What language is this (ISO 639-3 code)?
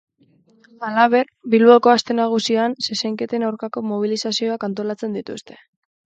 eus